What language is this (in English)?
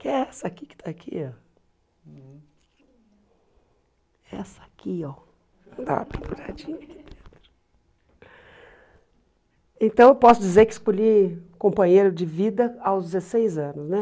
Portuguese